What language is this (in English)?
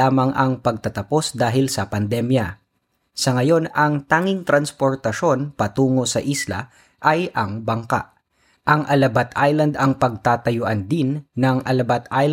Filipino